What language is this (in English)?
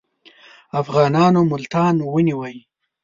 Pashto